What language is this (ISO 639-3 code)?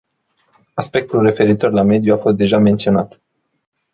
ron